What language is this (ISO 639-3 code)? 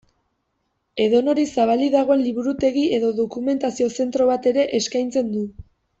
eus